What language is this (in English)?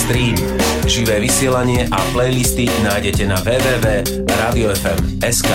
Slovak